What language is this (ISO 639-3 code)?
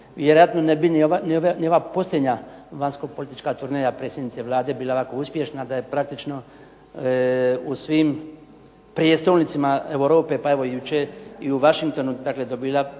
hrv